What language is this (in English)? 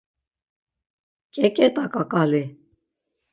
Laz